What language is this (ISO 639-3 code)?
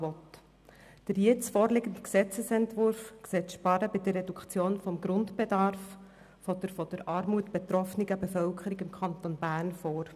gsw